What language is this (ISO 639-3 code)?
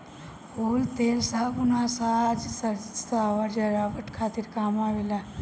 bho